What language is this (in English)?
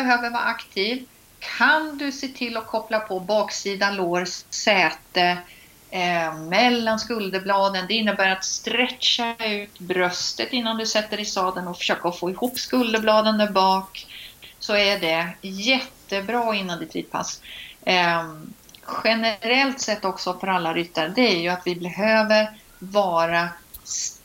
Swedish